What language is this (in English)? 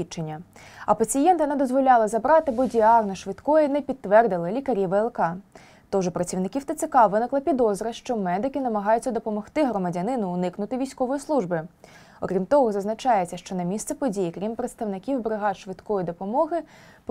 Ukrainian